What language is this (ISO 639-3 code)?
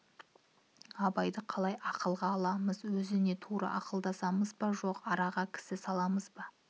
kaz